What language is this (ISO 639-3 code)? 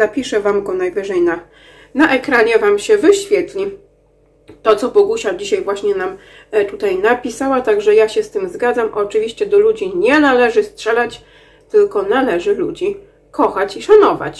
pol